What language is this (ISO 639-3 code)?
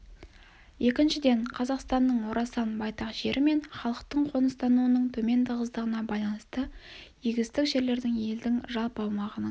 kaz